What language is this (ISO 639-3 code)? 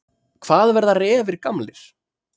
isl